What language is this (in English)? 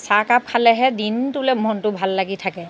Assamese